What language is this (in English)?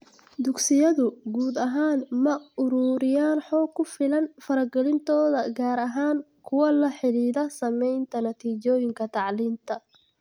Somali